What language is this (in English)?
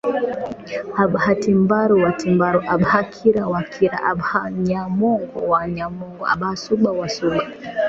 Swahili